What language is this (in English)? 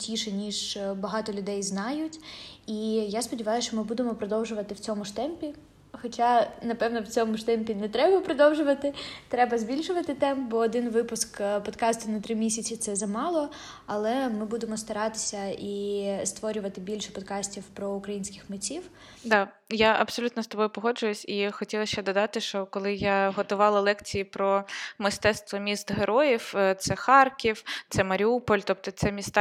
Ukrainian